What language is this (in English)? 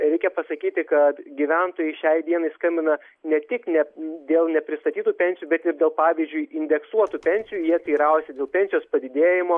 Lithuanian